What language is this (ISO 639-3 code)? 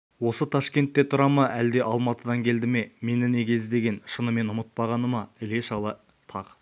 kaz